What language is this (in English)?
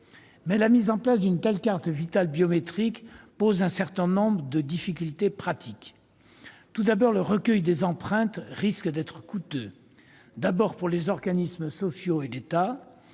French